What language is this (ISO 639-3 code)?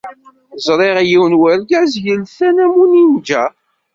kab